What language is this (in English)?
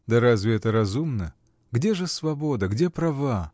Russian